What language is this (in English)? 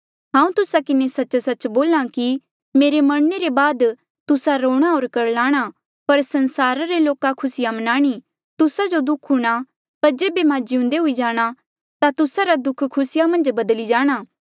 Mandeali